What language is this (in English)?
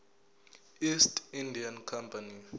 Zulu